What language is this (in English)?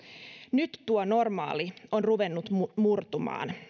Finnish